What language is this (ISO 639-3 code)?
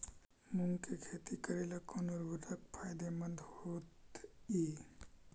mag